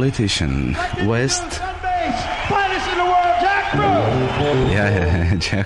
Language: Romanian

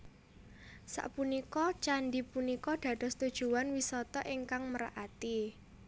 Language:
Javanese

